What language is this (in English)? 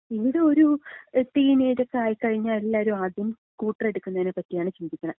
Malayalam